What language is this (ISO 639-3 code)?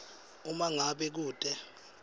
ssw